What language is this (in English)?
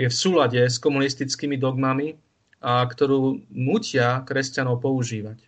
Slovak